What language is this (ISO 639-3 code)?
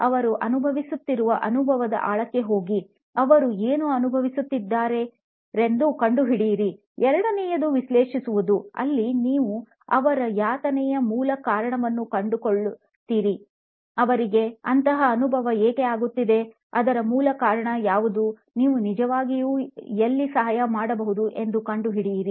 kan